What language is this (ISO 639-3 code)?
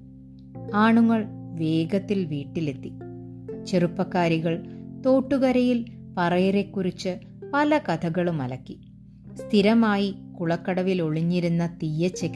mal